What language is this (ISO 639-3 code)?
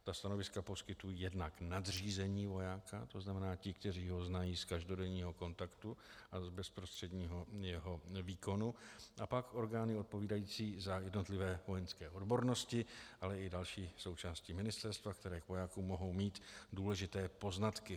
ces